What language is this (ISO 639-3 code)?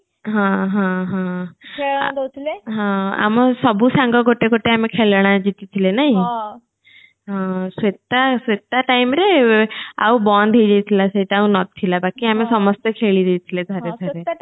ori